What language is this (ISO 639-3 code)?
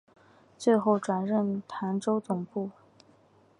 zho